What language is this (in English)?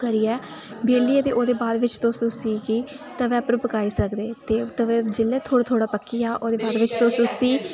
Dogri